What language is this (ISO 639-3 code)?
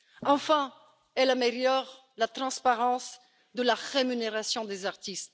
fra